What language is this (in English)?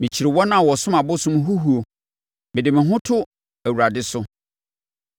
Akan